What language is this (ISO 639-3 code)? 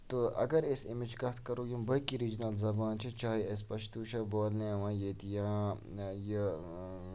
kas